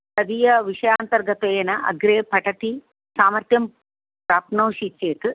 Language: Sanskrit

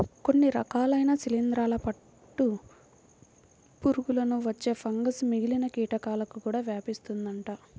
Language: Telugu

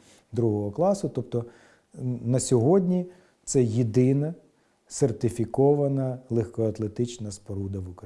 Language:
Ukrainian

